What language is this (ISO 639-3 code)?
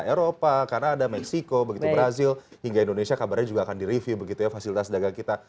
ind